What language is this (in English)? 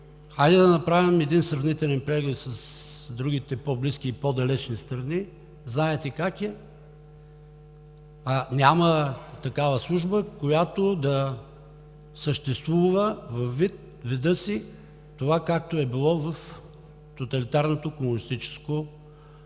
Bulgarian